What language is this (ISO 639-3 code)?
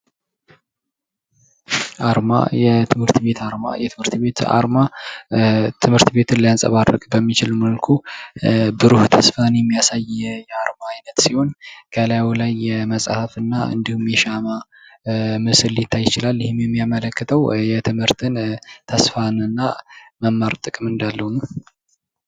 amh